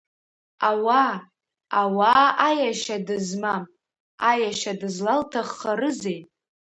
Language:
Abkhazian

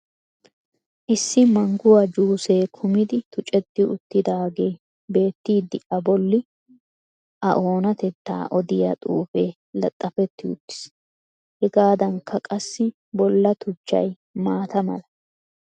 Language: Wolaytta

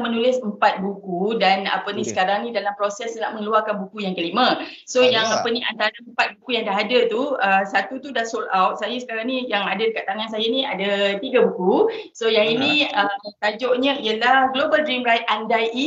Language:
Malay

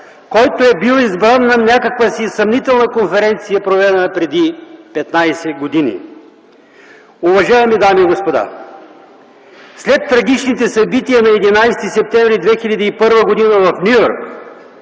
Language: Bulgarian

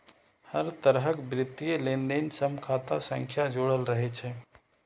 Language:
Maithili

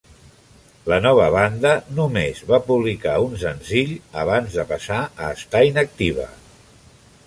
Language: Catalan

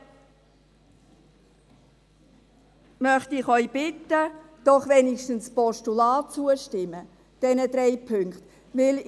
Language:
Swiss German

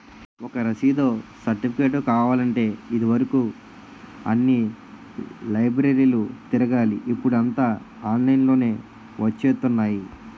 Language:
Telugu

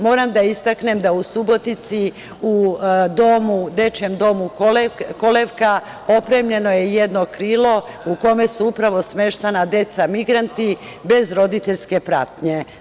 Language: Serbian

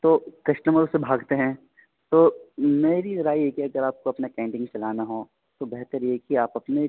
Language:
Urdu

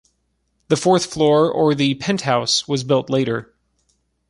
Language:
English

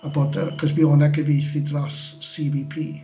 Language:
Welsh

